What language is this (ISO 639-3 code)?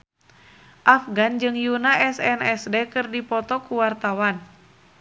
sun